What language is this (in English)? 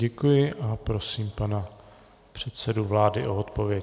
Czech